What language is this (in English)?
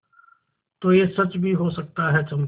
Hindi